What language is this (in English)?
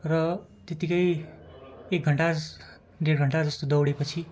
Nepali